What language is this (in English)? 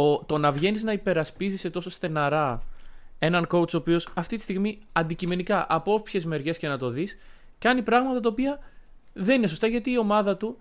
Greek